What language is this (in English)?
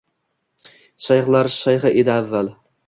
Uzbek